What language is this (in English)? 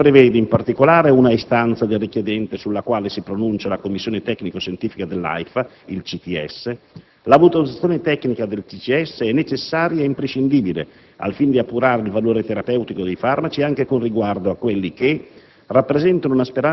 Italian